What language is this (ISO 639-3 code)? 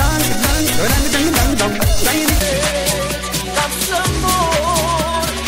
ron